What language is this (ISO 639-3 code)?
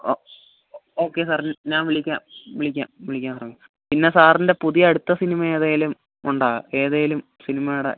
mal